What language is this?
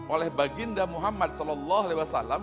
Indonesian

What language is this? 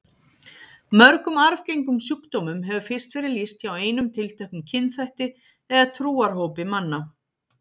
Icelandic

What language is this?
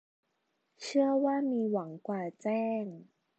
Thai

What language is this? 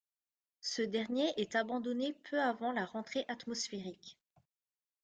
French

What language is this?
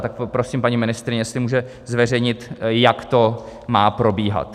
Czech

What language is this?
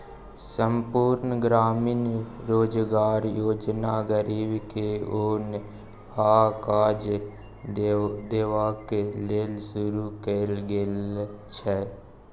Maithili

